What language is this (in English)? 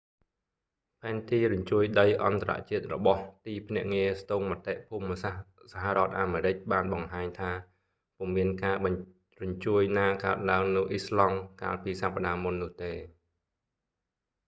Khmer